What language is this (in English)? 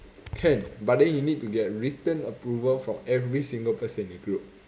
English